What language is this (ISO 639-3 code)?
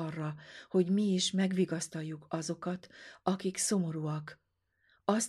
hun